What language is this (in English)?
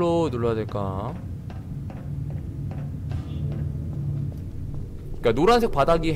Korean